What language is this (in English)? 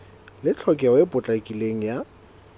Southern Sotho